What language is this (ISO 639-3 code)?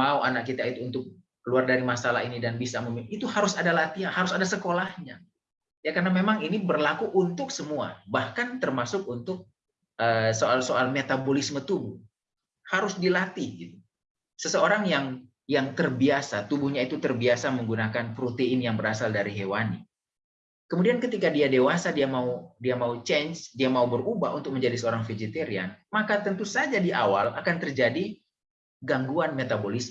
ind